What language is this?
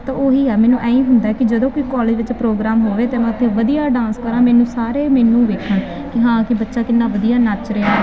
Punjabi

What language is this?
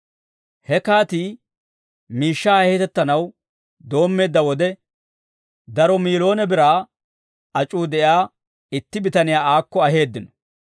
Dawro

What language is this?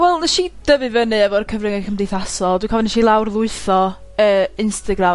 Welsh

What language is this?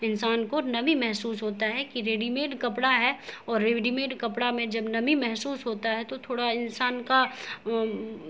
Urdu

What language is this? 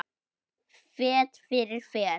Icelandic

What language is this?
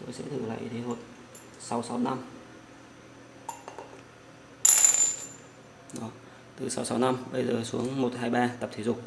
Vietnamese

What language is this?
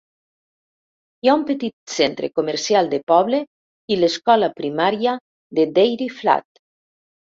Catalan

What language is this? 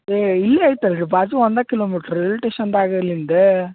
Kannada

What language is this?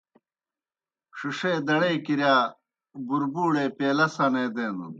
Kohistani Shina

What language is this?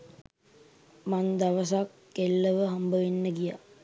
Sinhala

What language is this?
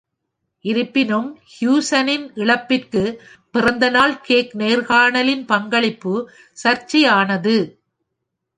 Tamil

